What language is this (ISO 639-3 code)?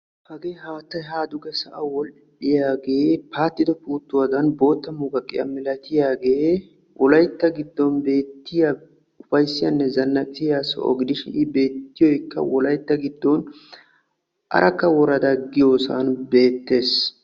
wal